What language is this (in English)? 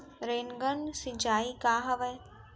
Chhattisgarhi